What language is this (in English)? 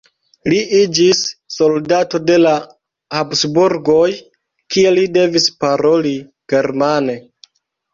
Esperanto